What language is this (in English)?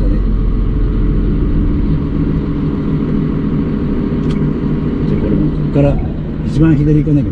Japanese